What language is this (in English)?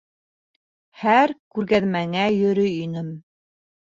Bashkir